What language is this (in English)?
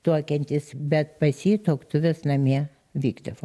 Lithuanian